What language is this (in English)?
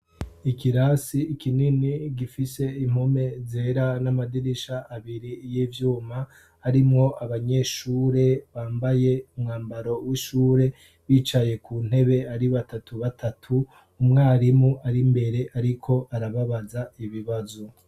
Rundi